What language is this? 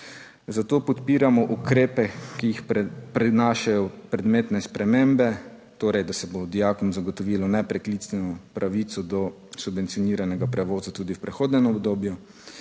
Slovenian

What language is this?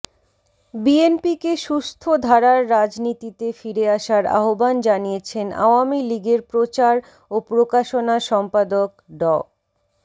Bangla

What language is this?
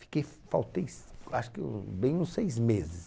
Portuguese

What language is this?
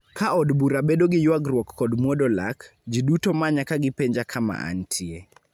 Luo (Kenya and Tanzania)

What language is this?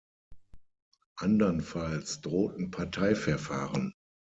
German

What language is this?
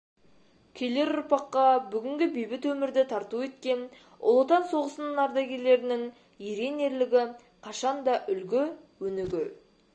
Kazakh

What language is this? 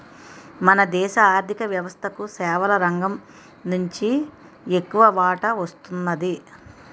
Telugu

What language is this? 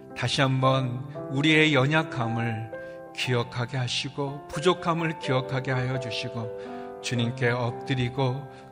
Korean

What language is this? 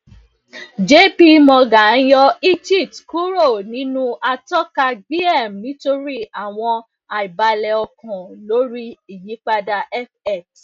Yoruba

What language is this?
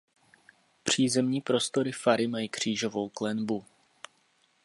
Czech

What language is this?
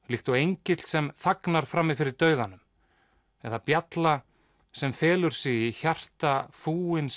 Icelandic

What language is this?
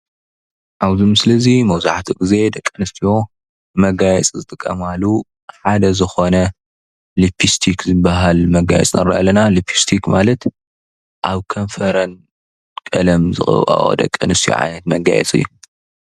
Tigrinya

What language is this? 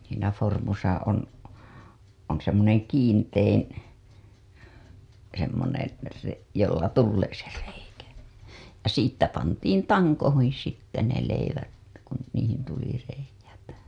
Finnish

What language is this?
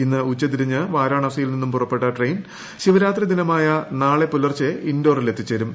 Malayalam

